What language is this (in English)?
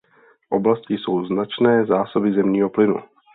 Czech